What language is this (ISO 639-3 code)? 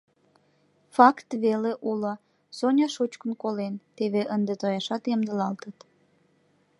chm